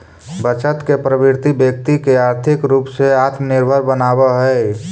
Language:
Magahi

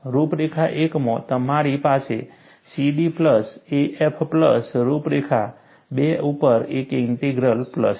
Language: Gujarati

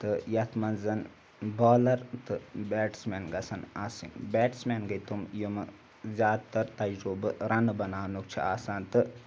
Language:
Kashmiri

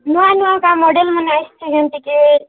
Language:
Odia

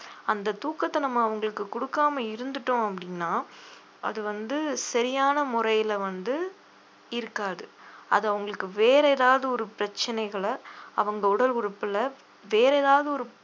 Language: Tamil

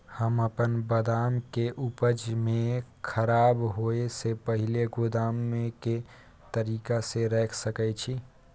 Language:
Maithili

